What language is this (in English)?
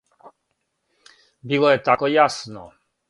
Serbian